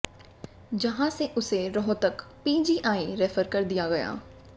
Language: Hindi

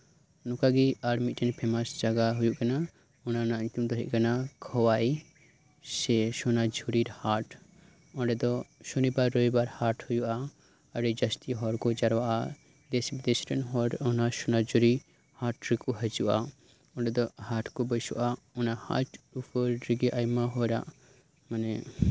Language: Santali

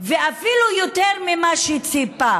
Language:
Hebrew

